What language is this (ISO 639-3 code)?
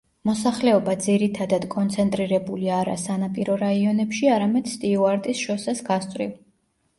kat